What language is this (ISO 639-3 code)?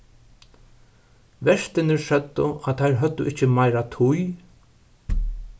fao